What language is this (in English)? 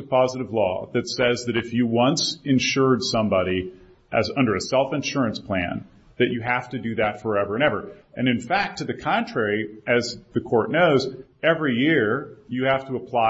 English